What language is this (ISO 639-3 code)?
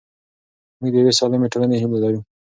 pus